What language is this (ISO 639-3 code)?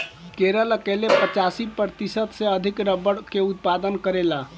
bho